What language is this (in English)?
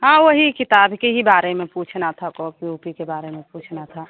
Hindi